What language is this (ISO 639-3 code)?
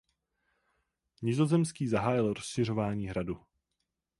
ces